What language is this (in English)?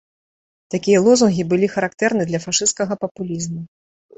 Belarusian